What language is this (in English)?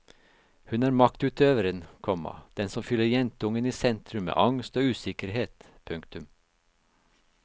Norwegian